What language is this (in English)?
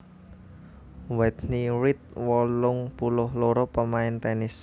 Javanese